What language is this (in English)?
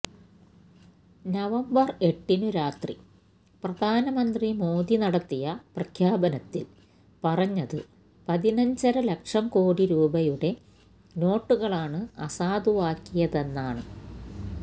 Malayalam